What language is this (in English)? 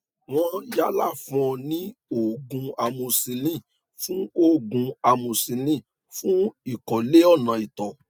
Yoruba